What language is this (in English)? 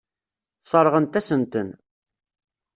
Kabyle